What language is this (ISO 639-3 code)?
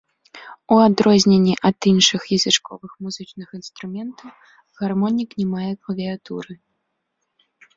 bel